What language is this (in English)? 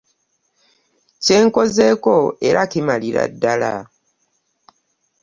Ganda